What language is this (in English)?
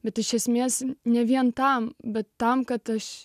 Lithuanian